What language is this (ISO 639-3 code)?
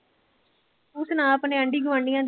pan